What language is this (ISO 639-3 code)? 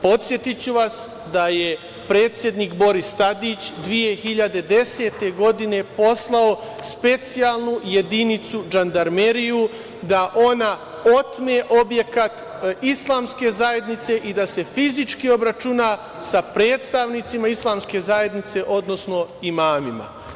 srp